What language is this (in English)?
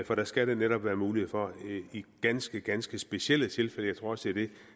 Danish